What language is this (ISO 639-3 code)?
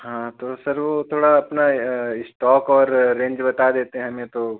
hin